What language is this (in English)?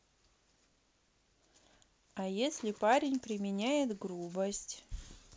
Russian